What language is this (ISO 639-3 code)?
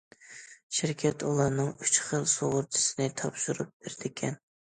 uig